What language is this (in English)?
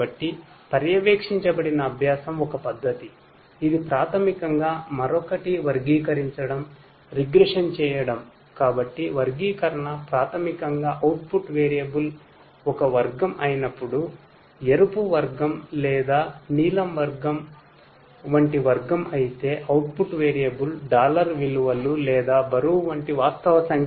Telugu